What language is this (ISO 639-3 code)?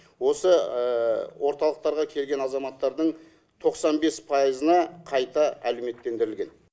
kaz